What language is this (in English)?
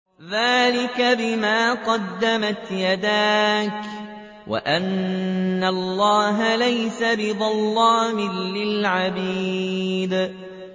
Arabic